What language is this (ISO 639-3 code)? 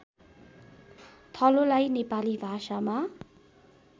nep